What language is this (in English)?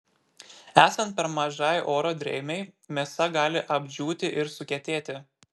Lithuanian